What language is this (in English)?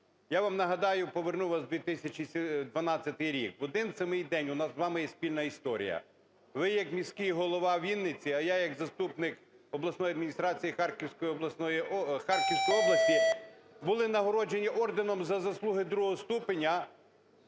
Ukrainian